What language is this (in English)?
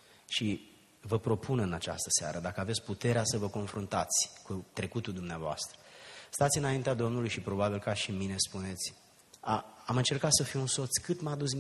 Romanian